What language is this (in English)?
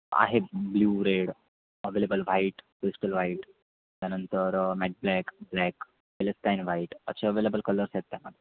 Marathi